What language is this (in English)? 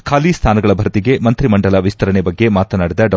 Kannada